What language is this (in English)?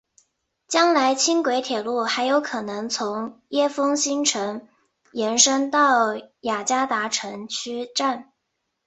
Chinese